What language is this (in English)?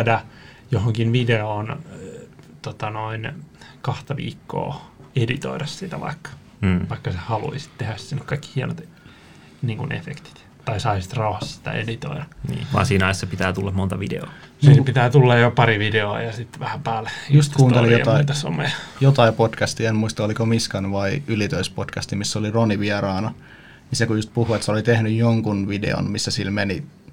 Finnish